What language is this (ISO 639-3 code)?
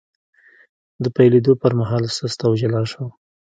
pus